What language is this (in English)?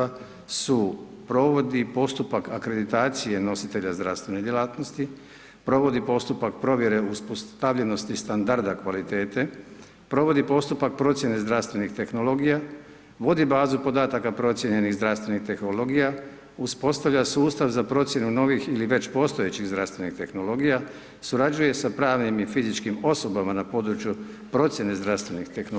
Croatian